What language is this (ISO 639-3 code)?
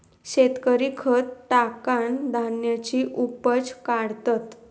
mar